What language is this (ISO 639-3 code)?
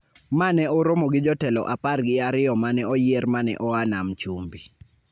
luo